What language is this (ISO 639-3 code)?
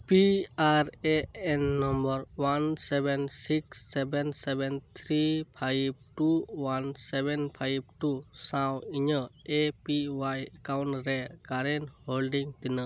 sat